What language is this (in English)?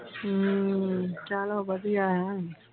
Punjabi